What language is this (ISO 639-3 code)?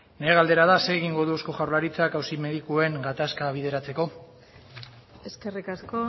eus